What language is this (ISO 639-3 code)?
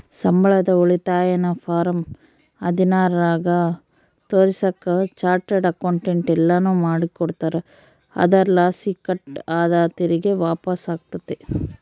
kan